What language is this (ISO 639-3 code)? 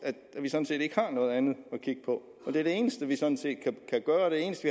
dan